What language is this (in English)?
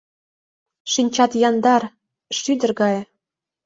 Mari